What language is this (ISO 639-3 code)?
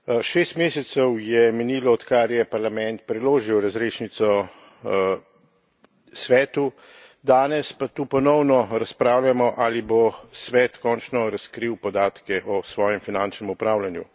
slv